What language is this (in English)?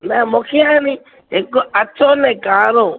Sindhi